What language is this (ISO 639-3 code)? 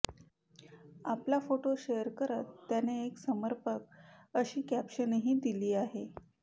mar